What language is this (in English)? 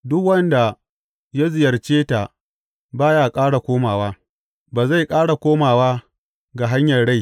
Hausa